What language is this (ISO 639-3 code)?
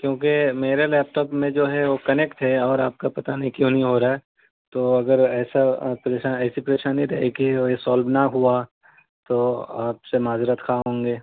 urd